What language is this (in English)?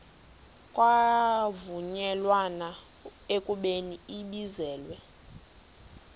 Xhosa